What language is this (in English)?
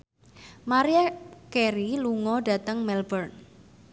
Javanese